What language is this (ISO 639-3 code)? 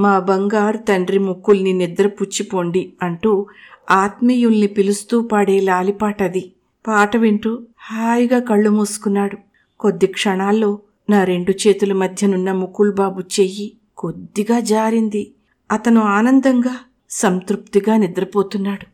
tel